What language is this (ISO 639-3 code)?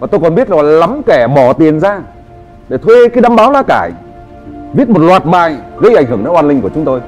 vie